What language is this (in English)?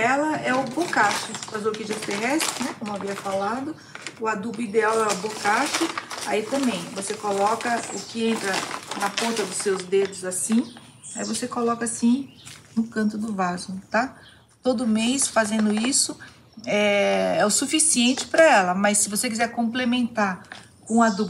Portuguese